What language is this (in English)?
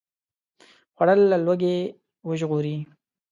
Pashto